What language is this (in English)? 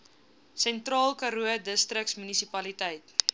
Afrikaans